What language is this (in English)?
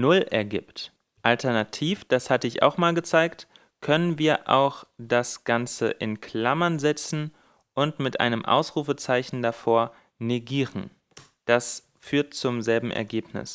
German